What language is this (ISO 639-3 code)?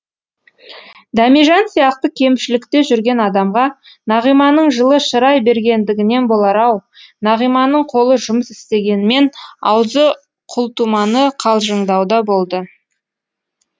kaz